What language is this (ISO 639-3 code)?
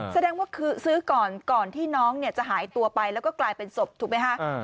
tha